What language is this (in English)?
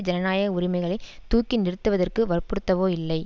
Tamil